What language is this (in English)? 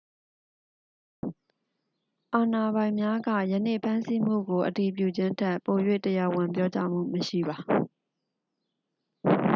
Burmese